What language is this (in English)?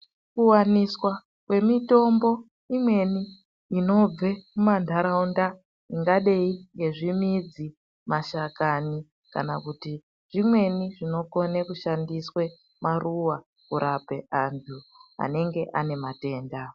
Ndau